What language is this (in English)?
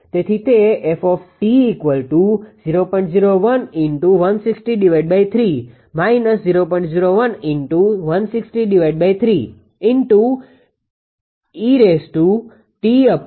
Gujarati